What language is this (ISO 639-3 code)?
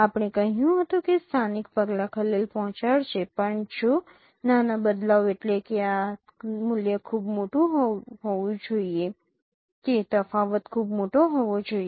guj